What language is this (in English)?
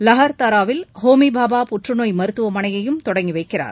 Tamil